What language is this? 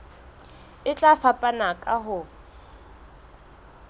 Southern Sotho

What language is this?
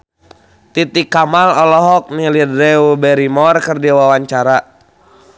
Sundanese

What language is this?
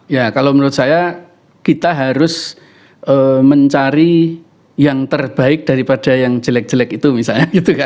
Indonesian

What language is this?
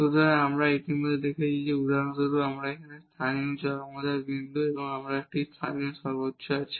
Bangla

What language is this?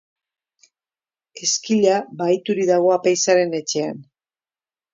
Basque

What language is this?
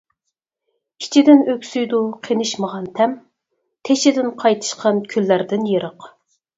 Uyghur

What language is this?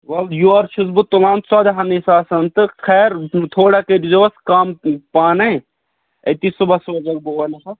Kashmiri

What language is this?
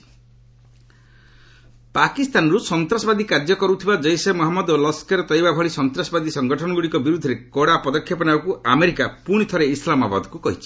Odia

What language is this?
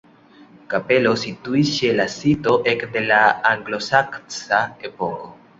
Esperanto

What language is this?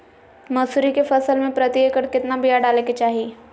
Magahi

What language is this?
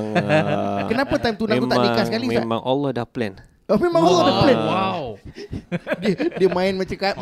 Malay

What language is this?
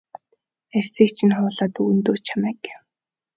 Mongolian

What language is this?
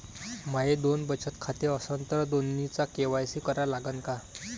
Marathi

